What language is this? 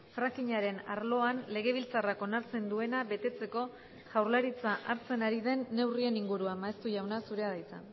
Basque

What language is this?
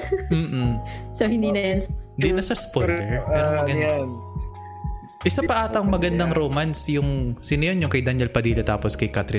Filipino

